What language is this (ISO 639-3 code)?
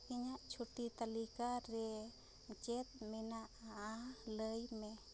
sat